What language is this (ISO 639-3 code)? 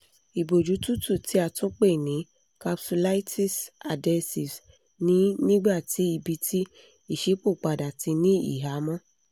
yor